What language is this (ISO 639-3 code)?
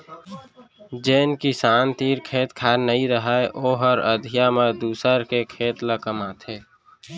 hne